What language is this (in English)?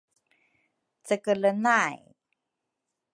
Rukai